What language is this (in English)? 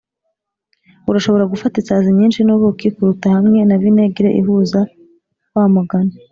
Kinyarwanda